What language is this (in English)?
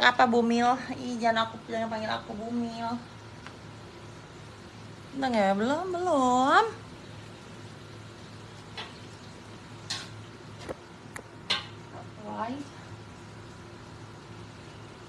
Indonesian